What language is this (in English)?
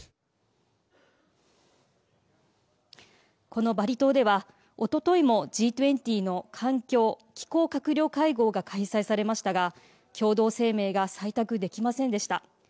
Japanese